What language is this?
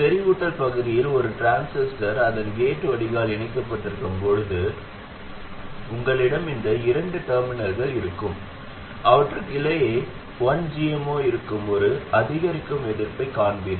Tamil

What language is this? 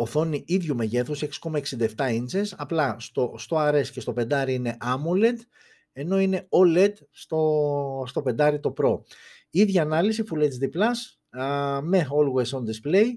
Greek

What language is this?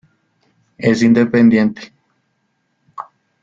Spanish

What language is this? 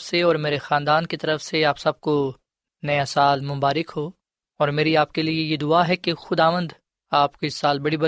Urdu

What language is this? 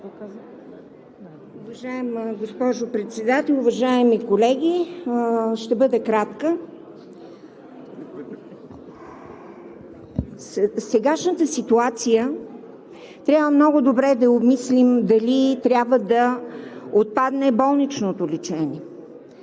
Bulgarian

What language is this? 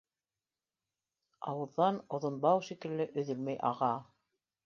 Bashkir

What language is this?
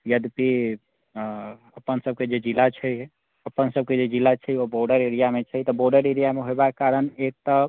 Maithili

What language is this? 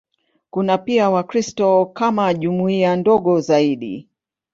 Swahili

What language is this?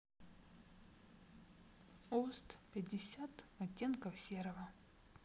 Russian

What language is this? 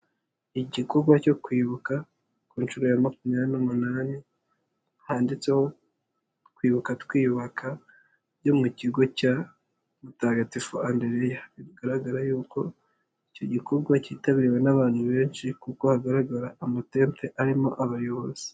Kinyarwanda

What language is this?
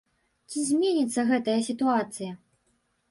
Belarusian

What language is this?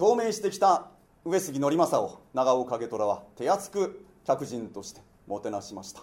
Japanese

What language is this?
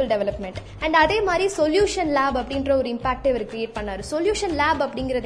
Tamil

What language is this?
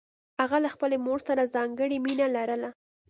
Pashto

